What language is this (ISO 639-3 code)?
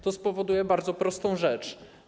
pol